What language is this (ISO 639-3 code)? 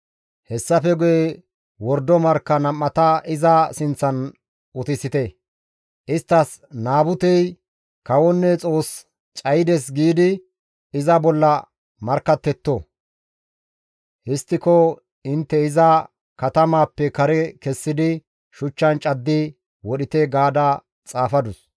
gmv